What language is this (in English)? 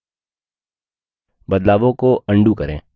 Hindi